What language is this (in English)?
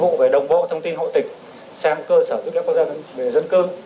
Vietnamese